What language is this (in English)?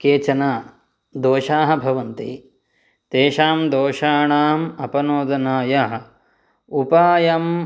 Sanskrit